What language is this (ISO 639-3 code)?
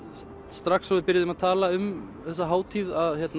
isl